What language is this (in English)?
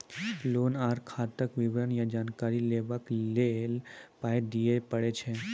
Maithili